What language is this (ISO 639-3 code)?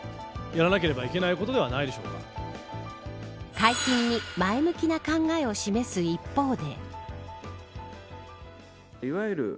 jpn